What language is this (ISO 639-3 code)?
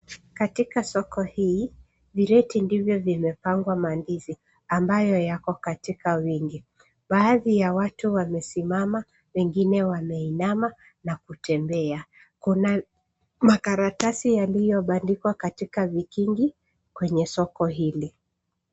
swa